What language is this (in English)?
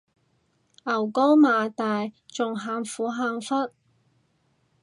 Cantonese